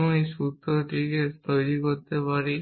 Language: Bangla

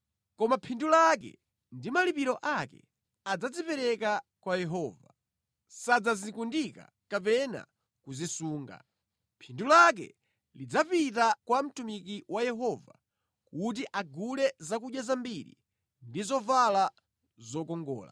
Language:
Nyanja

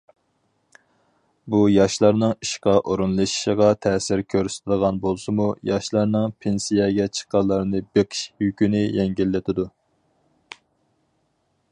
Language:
Uyghur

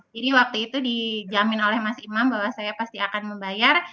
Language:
Indonesian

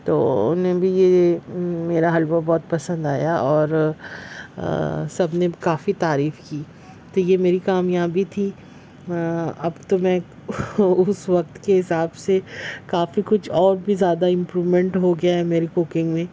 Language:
Urdu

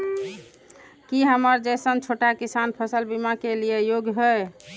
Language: Maithili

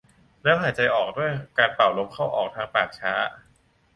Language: Thai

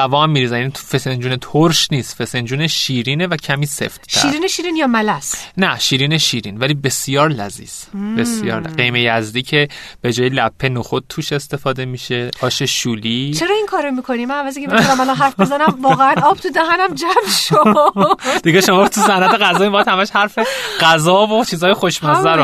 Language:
Persian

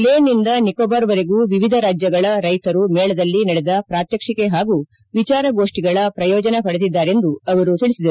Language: Kannada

